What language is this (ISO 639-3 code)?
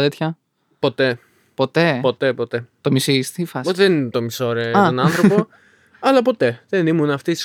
ell